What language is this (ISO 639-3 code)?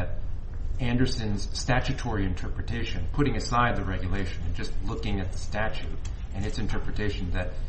eng